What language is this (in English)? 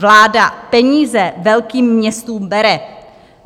Czech